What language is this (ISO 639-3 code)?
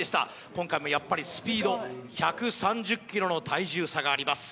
jpn